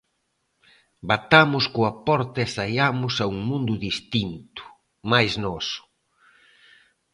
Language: Galician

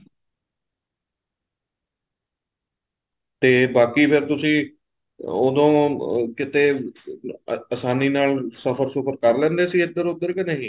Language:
Punjabi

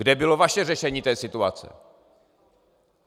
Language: Czech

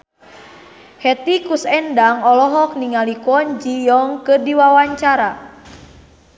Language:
Sundanese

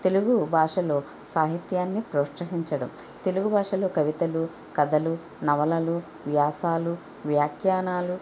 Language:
Telugu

